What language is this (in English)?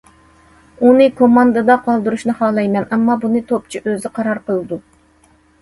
Uyghur